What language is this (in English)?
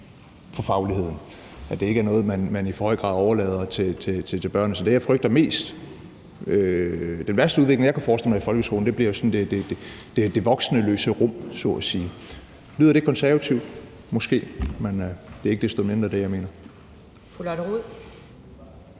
Danish